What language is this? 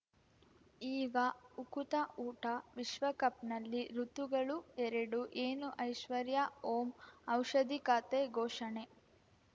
Kannada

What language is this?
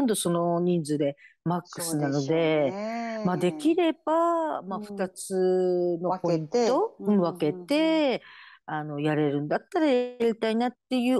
Japanese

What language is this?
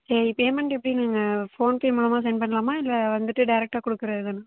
Tamil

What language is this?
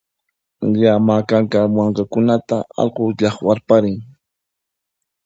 Puno Quechua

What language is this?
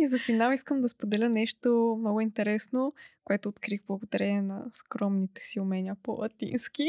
Bulgarian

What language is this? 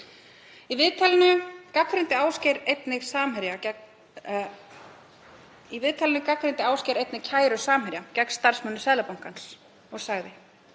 Icelandic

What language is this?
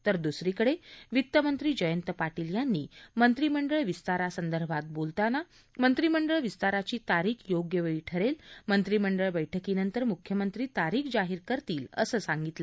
Marathi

